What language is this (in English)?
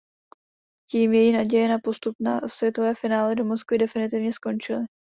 Czech